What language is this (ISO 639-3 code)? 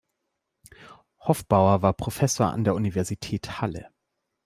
deu